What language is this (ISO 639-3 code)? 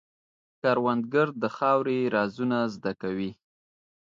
pus